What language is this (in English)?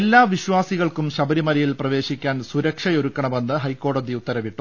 Malayalam